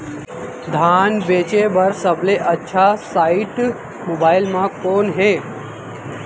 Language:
Chhattisgarhi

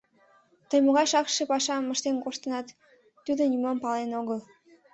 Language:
Mari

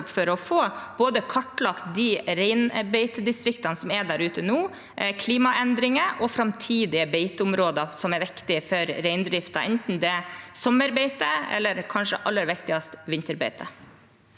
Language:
Norwegian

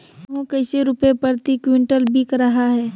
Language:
Magahi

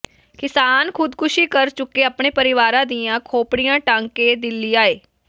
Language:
Punjabi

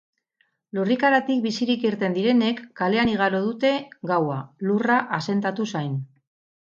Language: Basque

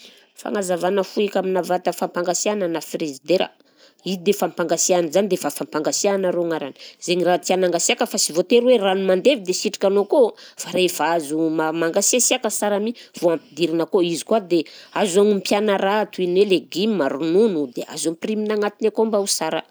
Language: Southern Betsimisaraka Malagasy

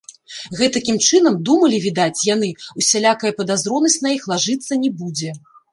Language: Belarusian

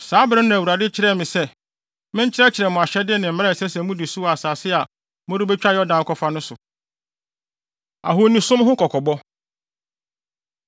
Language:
Akan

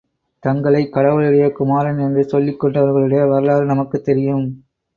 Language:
Tamil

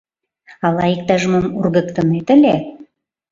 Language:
Mari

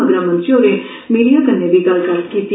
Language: Dogri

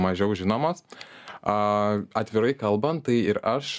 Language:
Lithuanian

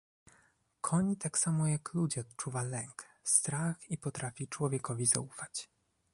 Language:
Polish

